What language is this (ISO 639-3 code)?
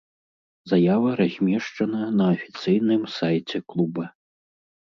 bel